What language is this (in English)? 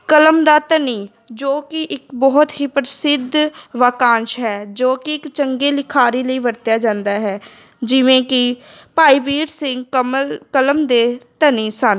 Punjabi